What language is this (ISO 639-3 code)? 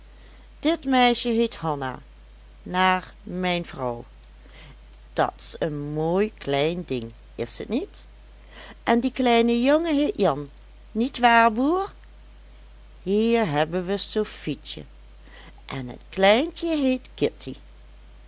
nld